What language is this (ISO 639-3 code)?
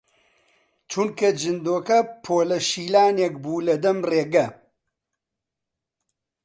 ckb